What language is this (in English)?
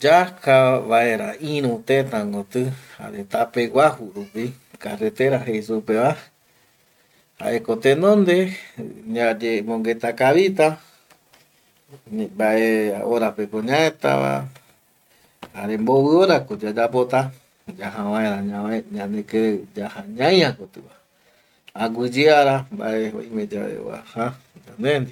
Eastern Bolivian Guaraní